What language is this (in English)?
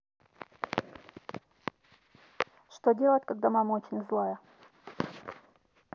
Russian